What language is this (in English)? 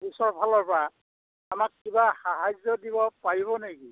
Assamese